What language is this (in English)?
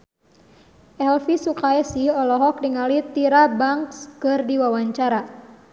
Sundanese